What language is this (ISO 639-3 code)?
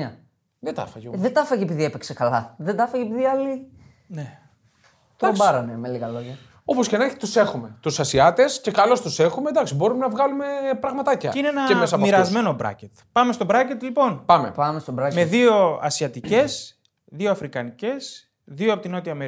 ell